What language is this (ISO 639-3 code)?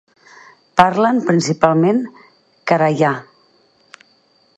cat